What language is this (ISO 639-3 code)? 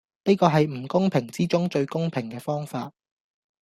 yue